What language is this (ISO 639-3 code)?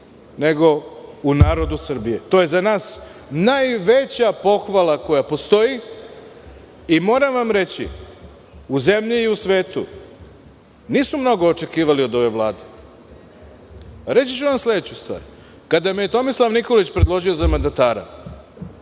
srp